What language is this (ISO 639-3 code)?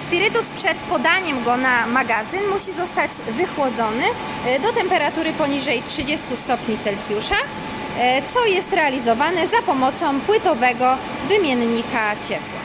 pol